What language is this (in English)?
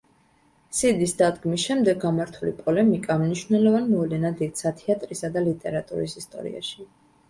Georgian